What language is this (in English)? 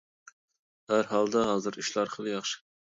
Uyghur